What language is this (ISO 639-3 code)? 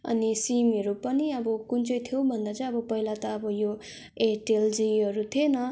nep